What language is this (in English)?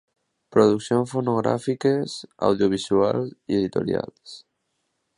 Catalan